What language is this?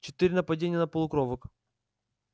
Russian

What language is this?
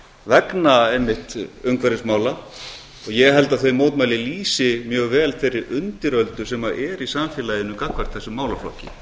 Icelandic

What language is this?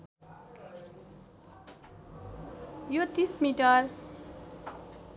Nepali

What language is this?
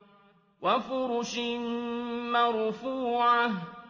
Arabic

